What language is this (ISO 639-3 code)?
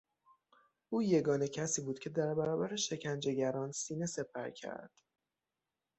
fas